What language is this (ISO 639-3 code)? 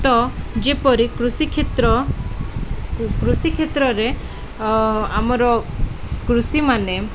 ori